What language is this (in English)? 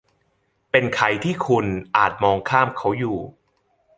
Thai